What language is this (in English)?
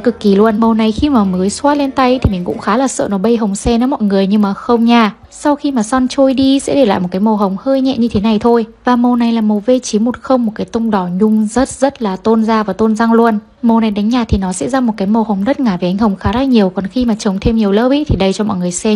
Vietnamese